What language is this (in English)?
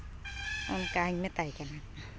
Santali